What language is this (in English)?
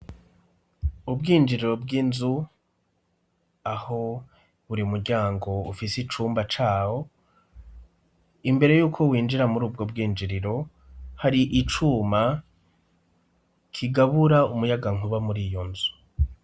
Rundi